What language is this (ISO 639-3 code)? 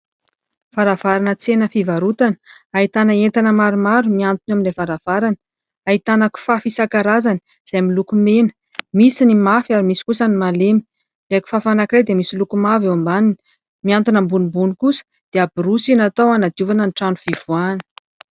mlg